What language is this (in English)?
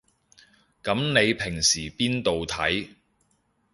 Cantonese